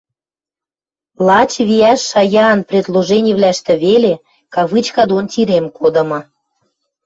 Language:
Western Mari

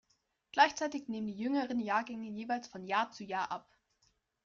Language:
German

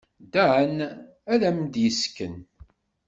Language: Kabyle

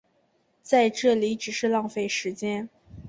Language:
Chinese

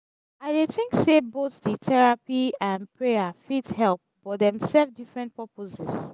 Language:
Nigerian Pidgin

